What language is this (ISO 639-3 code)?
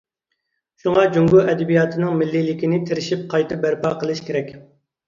uig